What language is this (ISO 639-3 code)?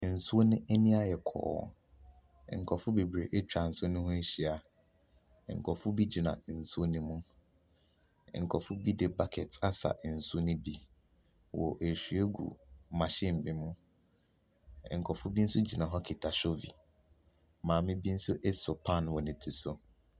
aka